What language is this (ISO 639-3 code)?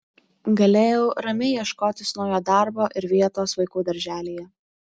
lit